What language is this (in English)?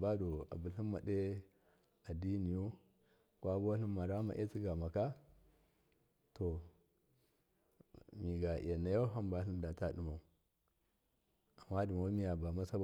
Miya